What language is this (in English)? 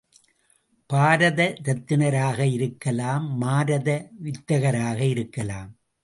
Tamil